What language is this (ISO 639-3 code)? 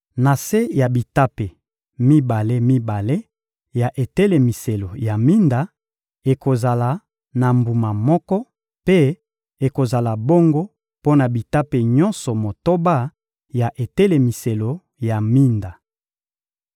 lin